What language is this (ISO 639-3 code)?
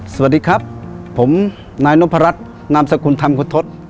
tha